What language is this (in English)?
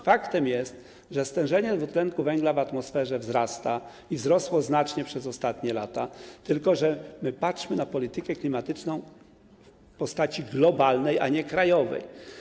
Polish